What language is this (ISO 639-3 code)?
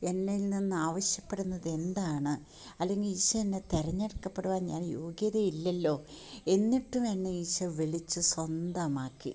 mal